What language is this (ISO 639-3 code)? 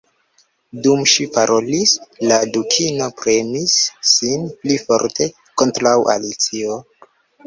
epo